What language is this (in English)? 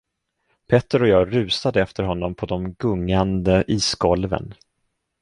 Swedish